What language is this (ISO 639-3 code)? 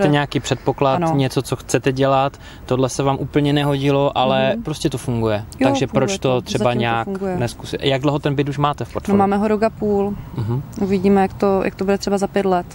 ces